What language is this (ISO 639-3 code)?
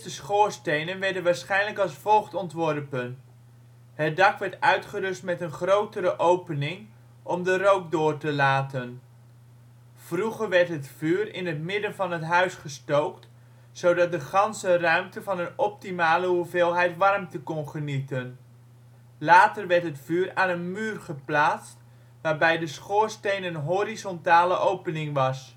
nld